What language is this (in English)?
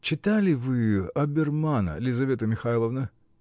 Russian